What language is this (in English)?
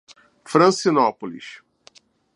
Portuguese